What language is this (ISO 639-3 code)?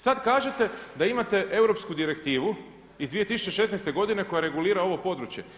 hrv